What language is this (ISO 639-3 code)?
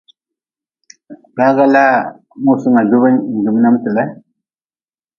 nmz